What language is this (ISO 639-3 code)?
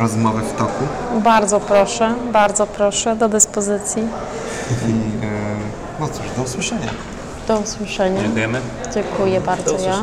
pol